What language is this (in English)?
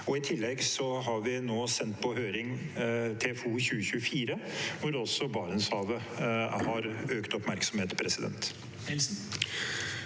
Norwegian